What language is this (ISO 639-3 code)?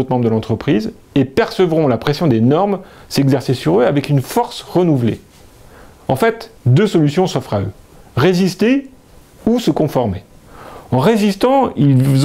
fra